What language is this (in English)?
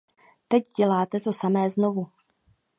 Czech